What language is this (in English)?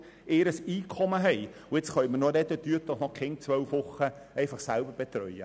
Swiss German